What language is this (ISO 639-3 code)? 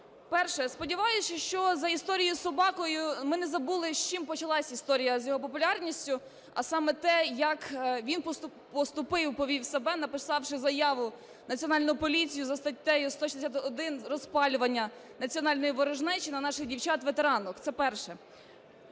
ukr